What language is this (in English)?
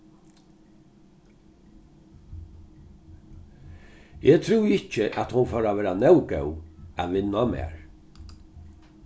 Faroese